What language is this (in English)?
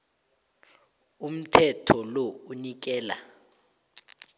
South Ndebele